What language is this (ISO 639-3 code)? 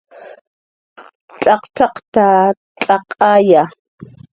jqr